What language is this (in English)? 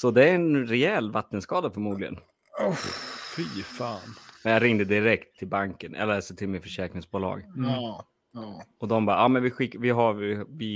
Swedish